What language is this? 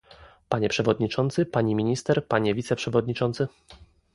Polish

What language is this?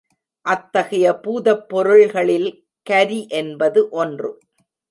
Tamil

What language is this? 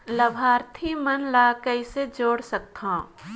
Chhattisgarhi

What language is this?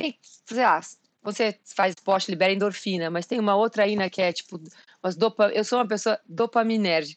Portuguese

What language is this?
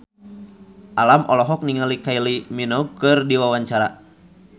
Sundanese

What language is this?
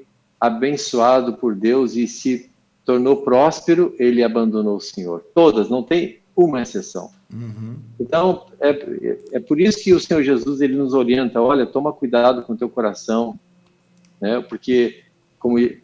Portuguese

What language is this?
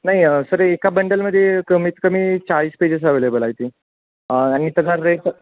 Marathi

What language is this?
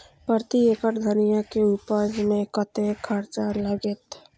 Maithili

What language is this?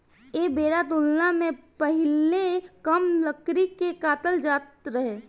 Bhojpuri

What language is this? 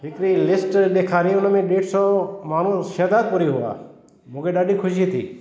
Sindhi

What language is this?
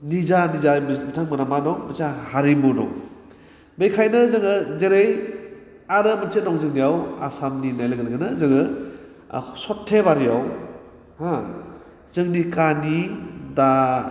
Bodo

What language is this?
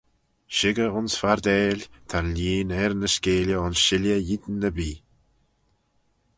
Manx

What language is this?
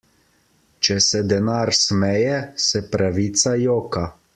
Slovenian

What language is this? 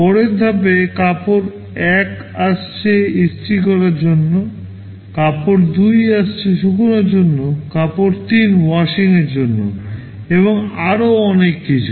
Bangla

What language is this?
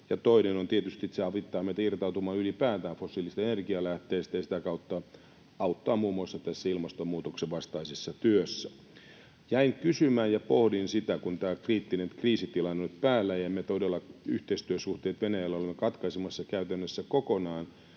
Finnish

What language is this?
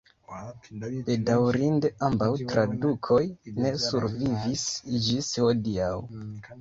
Esperanto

